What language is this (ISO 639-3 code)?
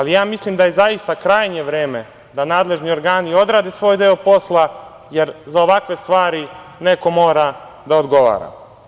srp